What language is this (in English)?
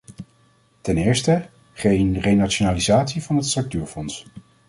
Dutch